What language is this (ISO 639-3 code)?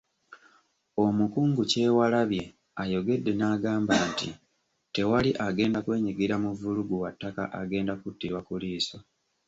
lug